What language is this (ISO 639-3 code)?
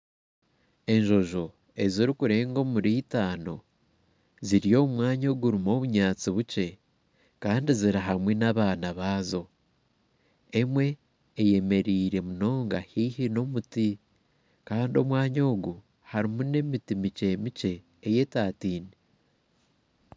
nyn